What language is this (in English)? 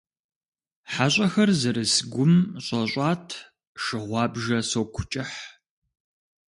Kabardian